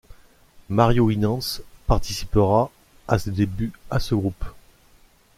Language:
French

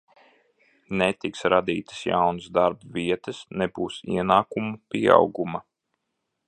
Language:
Latvian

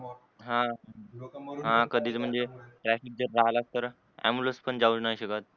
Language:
Marathi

